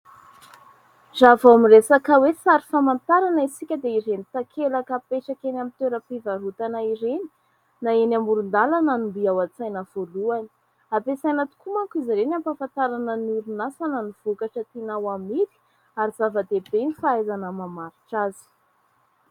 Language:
Malagasy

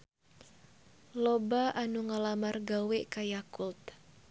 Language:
Sundanese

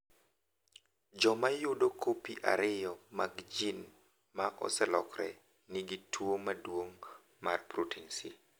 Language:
Luo (Kenya and Tanzania)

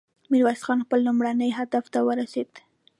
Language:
Pashto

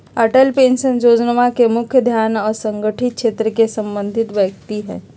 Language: Magahi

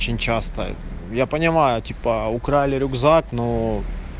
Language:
Russian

